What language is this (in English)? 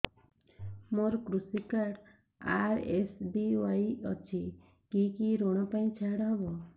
Odia